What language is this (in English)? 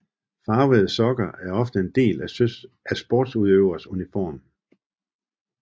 Danish